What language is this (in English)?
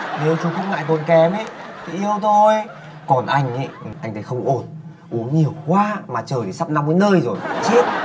Vietnamese